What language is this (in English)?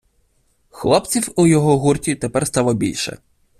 Ukrainian